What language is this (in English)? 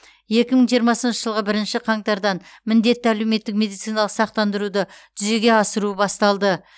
Kazakh